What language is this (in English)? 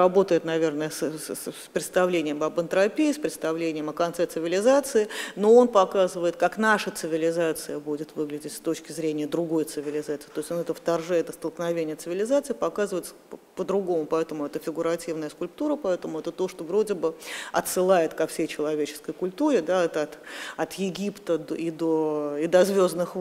Russian